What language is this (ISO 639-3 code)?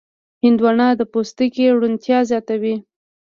pus